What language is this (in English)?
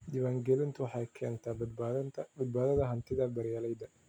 Somali